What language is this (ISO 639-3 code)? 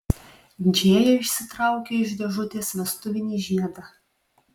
lit